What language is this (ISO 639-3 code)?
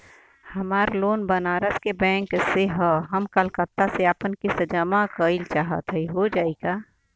bho